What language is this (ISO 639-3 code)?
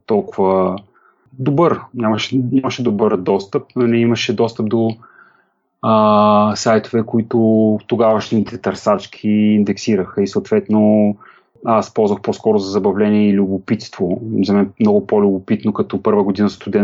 bul